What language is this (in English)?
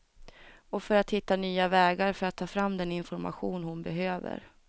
Swedish